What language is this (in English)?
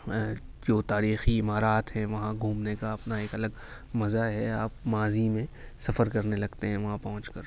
Urdu